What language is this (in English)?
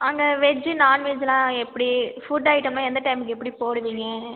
Tamil